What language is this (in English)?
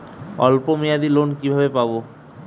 Bangla